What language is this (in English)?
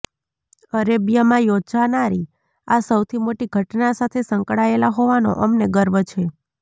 Gujarati